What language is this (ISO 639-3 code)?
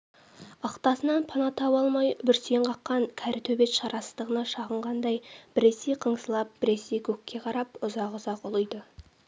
kaz